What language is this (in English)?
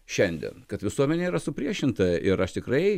Lithuanian